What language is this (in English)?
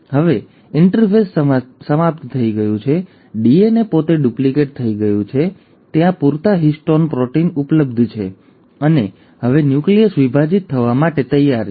Gujarati